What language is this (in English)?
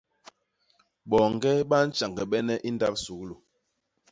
Basaa